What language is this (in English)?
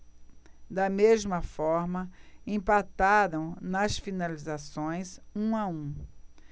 Portuguese